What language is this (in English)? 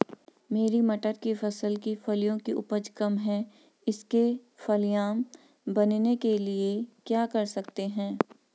Hindi